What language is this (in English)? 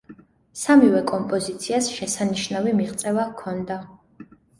Georgian